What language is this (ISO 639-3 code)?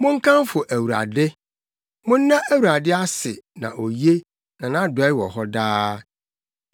aka